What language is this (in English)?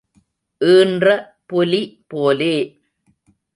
Tamil